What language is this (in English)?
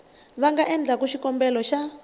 Tsonga